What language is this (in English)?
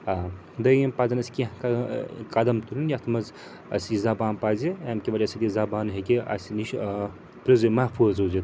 Kashmiri